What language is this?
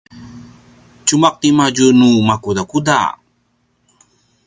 Paiwan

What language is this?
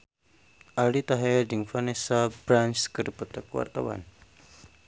Sundanese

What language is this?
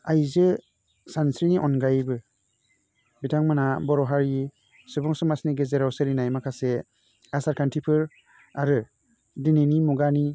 Bodo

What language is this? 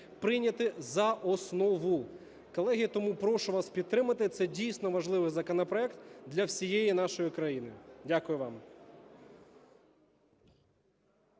Ukrainian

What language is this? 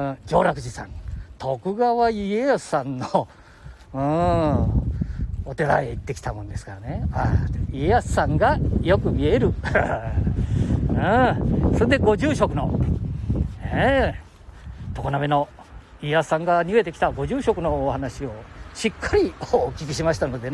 Japanese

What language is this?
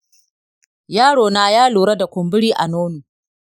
Hausa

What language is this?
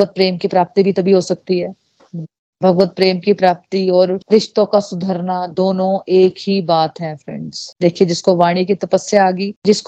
Hindi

